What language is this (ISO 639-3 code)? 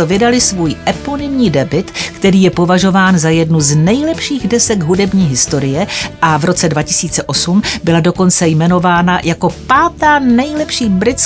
ces